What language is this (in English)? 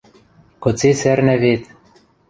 Western Mari